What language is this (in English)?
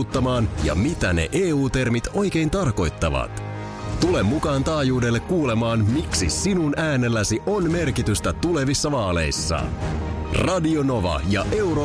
Finnish